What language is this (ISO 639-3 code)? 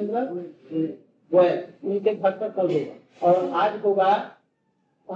hin